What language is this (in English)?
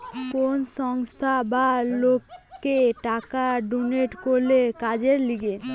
Bangla